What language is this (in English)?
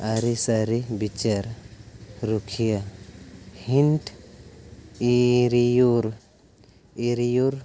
Santali